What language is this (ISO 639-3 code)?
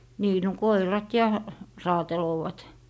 fin